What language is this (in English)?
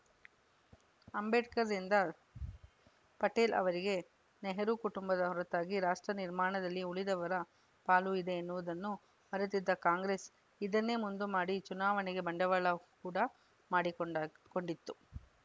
Kannada